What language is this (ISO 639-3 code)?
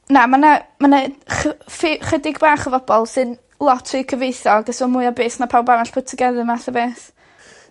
cym